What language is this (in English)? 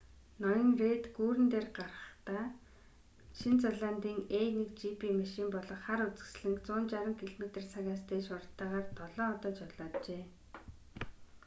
Mongolian